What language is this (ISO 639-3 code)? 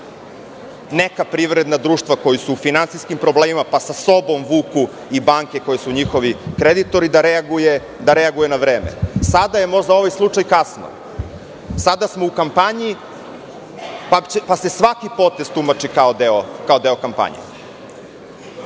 srp